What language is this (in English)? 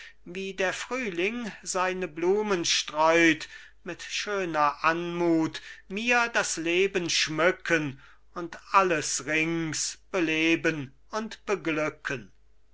German